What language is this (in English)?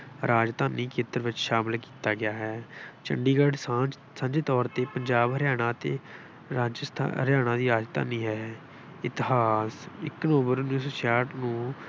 Punjabi